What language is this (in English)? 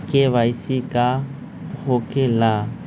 Magahi